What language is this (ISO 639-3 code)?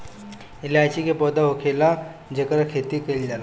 bho